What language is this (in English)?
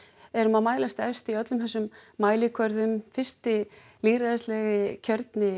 Icelandic